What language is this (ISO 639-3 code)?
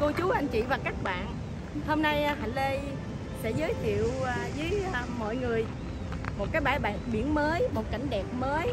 vie